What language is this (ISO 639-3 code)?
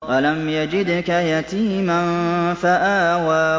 ara